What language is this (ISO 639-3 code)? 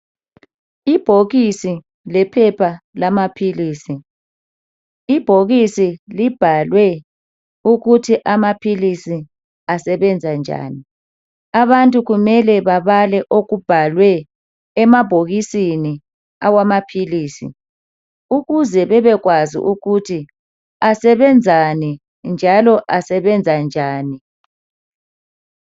nde